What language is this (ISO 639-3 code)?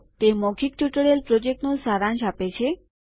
guj